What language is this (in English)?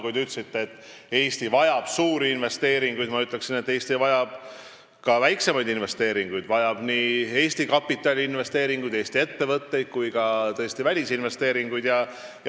Estonian